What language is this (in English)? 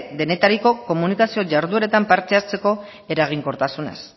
Basque